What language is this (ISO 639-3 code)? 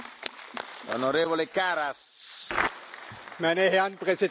deu